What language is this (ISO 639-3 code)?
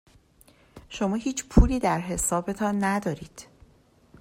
fas